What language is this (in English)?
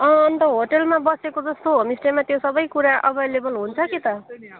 Nepali